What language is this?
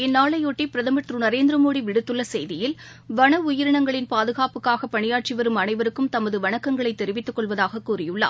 Tamil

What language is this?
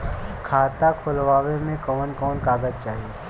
Bhojpuri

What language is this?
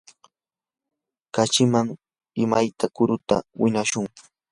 Yanahuanca Pasco Quechua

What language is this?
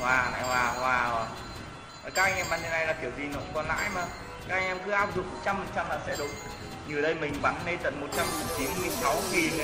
Vietnamese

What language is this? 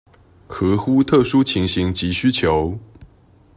Chinese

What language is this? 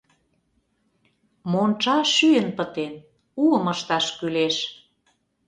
Mari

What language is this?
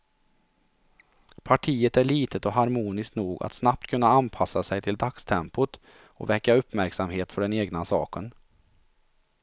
Swedish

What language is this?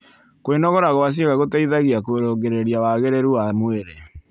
Kikuyu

